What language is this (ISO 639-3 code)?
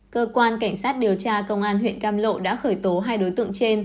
vie